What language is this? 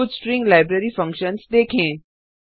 Hindi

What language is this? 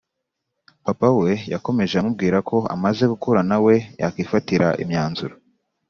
Kinyarwanda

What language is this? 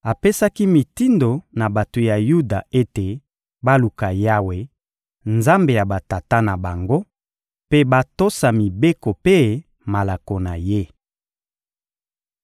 Lingala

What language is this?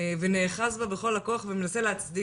Hebrew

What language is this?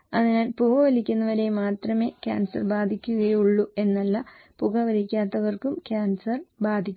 Malayalam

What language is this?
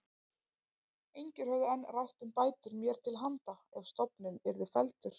Icelandic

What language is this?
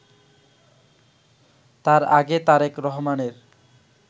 Bangla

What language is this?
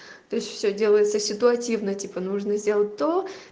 Russian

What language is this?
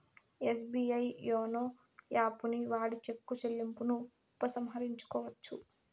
Telugu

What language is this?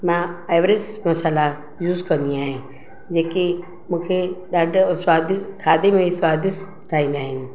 Sindhi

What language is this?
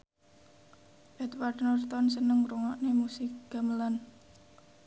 Javanese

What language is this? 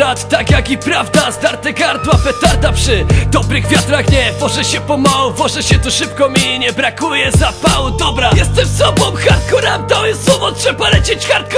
Polish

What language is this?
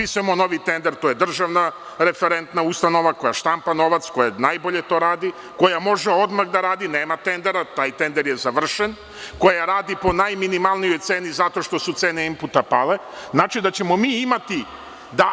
Serbian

